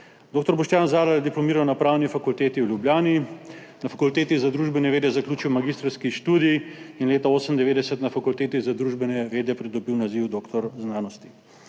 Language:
Slovenian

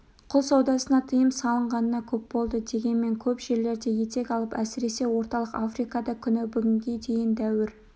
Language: Kazakh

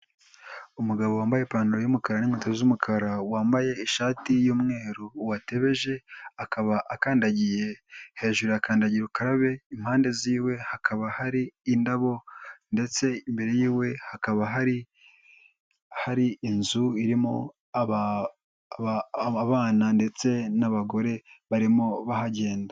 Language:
Kinyarwanda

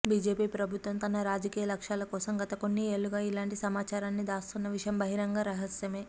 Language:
Telugu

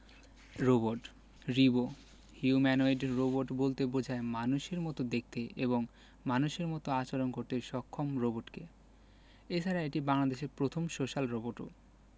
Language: Bangla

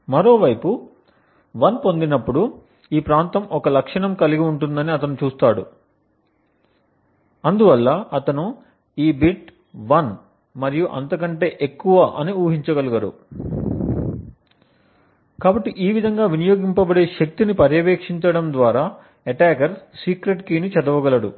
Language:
Telugu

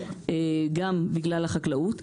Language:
Hebrew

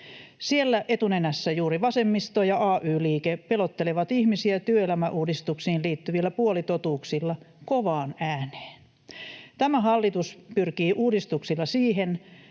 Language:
Finnish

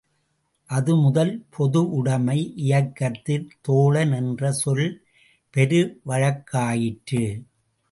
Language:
Tamil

